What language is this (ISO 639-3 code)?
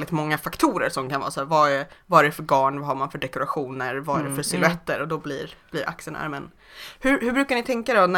swe